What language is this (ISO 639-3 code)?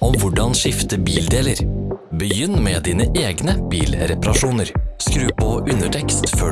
nor